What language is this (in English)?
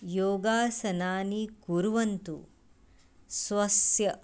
Sanskrit